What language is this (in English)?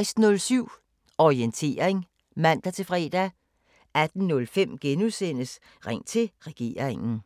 Danish